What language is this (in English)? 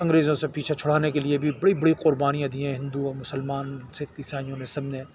Urdu